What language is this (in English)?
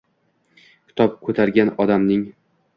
Uzbek